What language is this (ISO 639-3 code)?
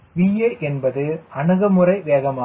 tam